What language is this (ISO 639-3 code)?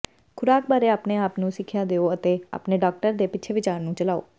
pan